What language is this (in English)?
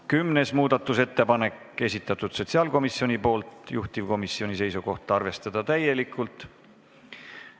Estonian